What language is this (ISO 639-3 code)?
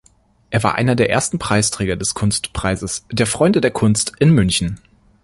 deu